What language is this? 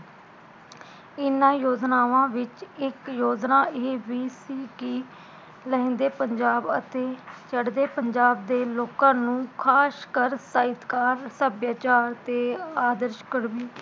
Punjabi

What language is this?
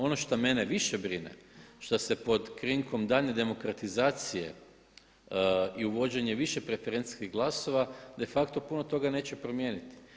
Croatian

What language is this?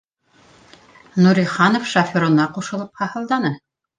Bashkir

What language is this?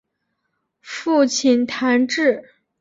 Chinese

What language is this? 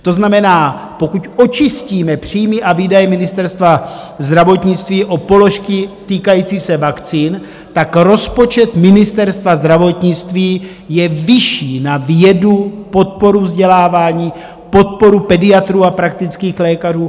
Czech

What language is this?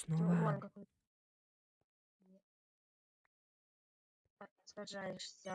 Russian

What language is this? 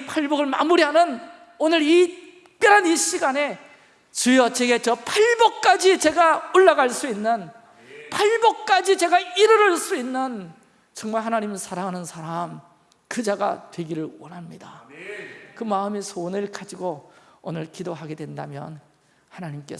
Korean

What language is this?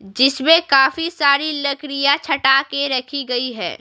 Hindi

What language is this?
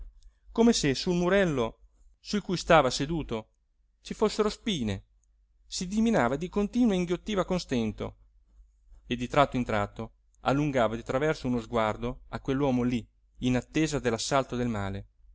Italian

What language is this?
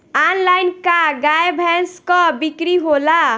Bhojpuri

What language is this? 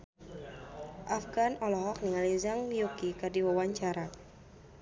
Sundanese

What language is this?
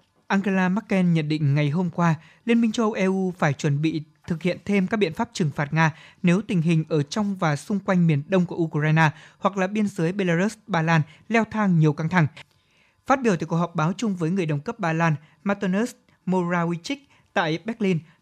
Vietnamese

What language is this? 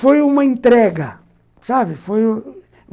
Portuguese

